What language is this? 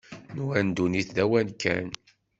Kabyle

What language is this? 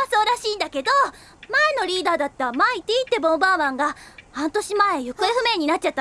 Japanese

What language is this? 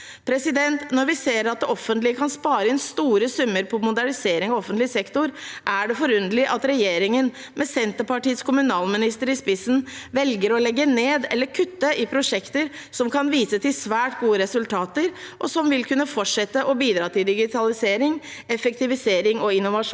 Norwegian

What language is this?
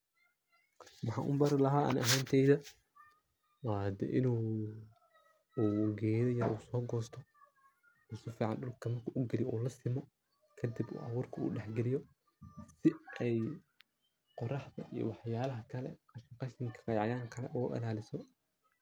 Somali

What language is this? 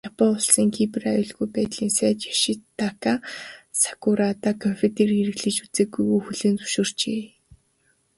Mongolian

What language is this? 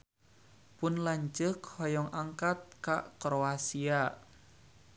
Sundanese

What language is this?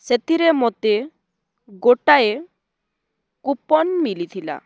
Odia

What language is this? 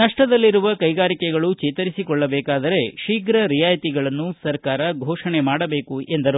Kannada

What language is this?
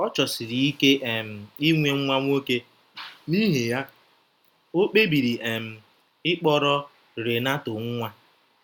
Igbo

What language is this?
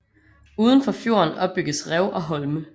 Danish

